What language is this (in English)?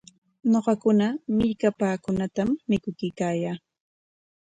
Corongo Ancash Quechua